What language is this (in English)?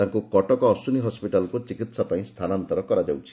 Odia